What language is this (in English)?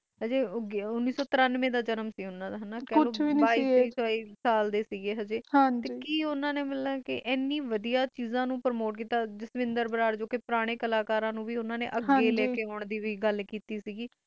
Punjabi